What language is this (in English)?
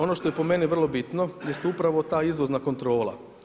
Croatian